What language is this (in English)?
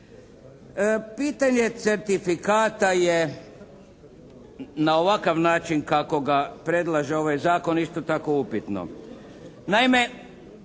Croatian